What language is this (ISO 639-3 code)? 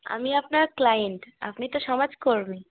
ben